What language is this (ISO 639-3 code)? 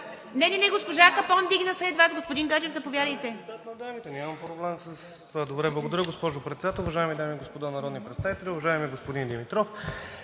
bul